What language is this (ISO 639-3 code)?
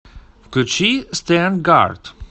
rus